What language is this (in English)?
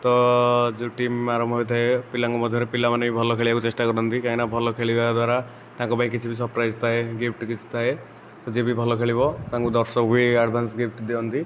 Odia